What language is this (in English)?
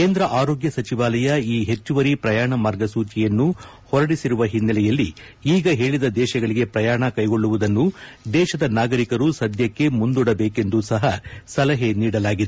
Kannada